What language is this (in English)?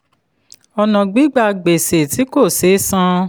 Yoruba